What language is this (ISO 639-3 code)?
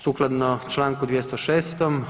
hrv